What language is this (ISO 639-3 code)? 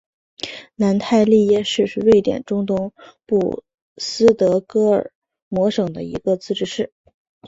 zho